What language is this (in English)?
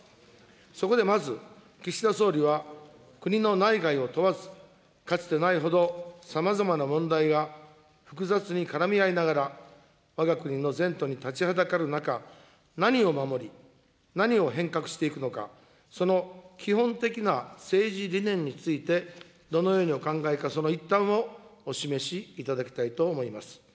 Japanese